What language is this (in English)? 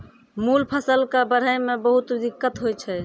Maithili